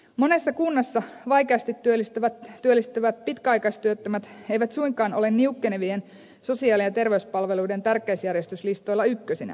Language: Finnish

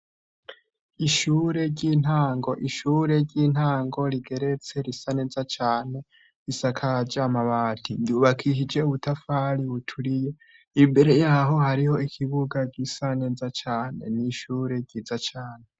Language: Rundi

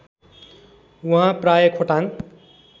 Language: Nepali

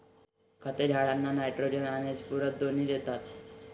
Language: Marathi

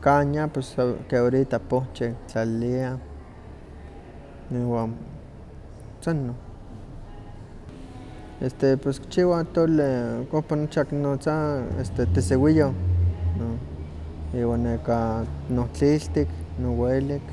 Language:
Huaxcaleca Nahuatl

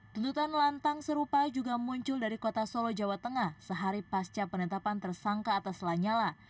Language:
Indonesian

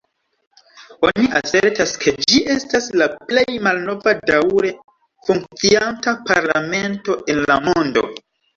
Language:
Esperanto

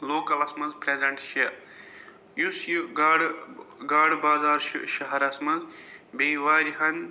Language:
Kashmiri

